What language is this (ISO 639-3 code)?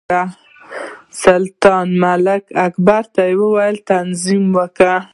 pus